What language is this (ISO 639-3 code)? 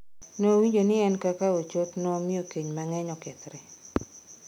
luo